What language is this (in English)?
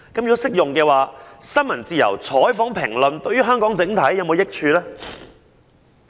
Cantonese